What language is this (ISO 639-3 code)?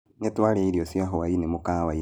kik